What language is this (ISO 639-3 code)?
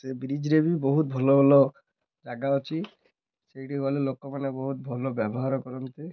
ori